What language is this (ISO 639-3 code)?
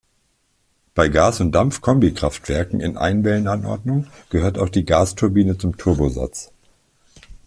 deu